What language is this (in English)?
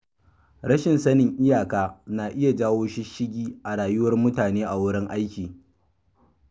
Hausa